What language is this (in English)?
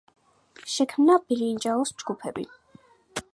Georgian